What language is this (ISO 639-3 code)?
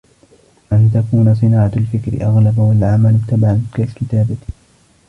ara